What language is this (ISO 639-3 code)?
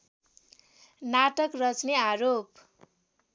nep